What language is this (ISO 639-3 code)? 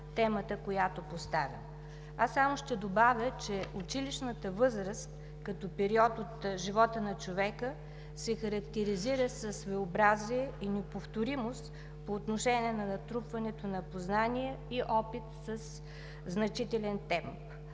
bul